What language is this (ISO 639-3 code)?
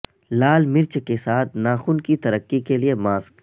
urd